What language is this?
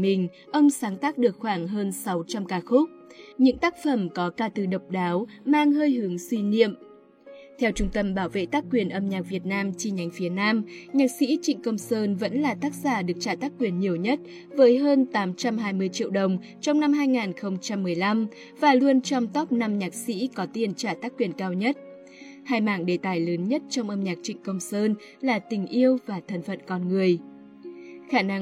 Vietnamese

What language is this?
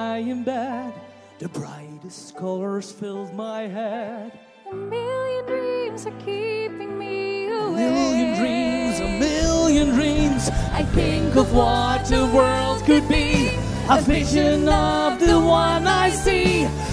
Dutch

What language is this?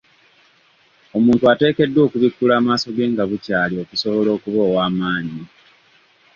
Ganda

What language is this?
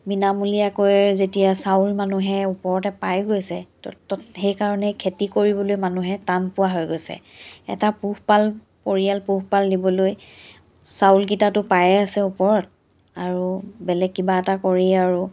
Assamese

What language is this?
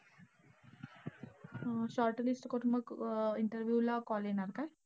Marathi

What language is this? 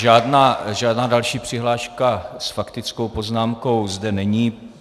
Czech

